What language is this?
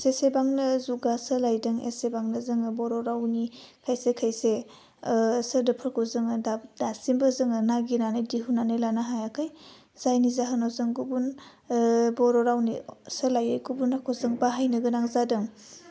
Bodo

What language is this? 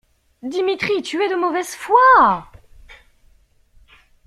French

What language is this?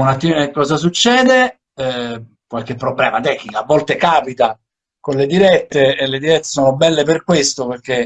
Italian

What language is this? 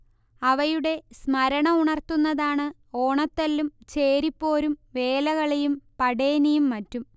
Malayalam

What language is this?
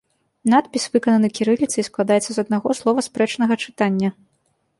Belarusian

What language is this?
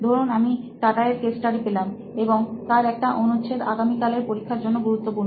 Bangla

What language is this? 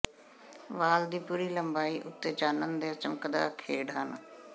Punjabi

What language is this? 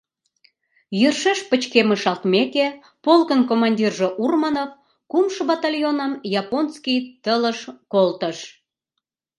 Mari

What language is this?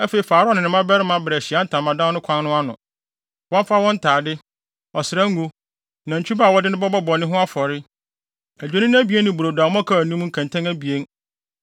Akan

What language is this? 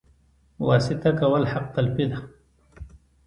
Pashto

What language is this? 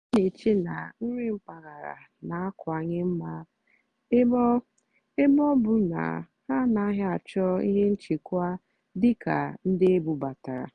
Igbo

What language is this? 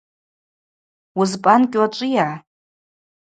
Abaza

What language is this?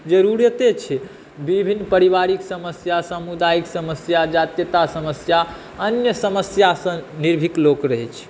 Maithili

